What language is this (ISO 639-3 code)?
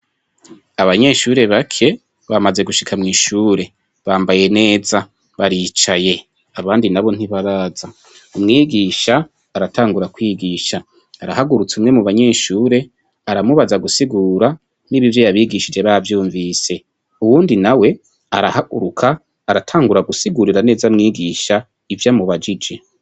run